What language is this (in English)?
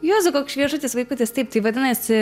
Lithuanian